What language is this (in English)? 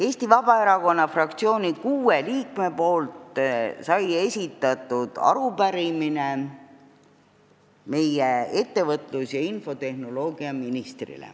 Estonian